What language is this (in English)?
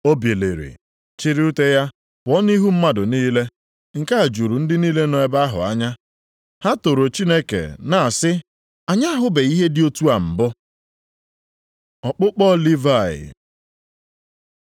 Igbo